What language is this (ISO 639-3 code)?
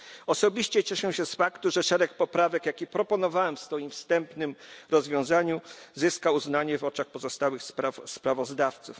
pol